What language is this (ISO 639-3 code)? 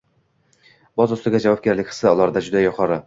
uzb